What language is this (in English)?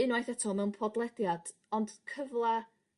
Welsh